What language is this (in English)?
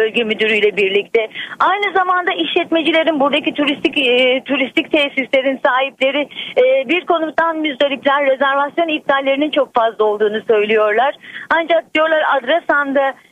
Turkish